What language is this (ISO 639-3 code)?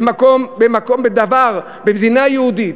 heb